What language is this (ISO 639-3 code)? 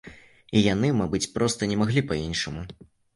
bel